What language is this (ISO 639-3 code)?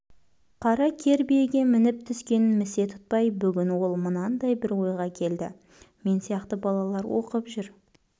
kaz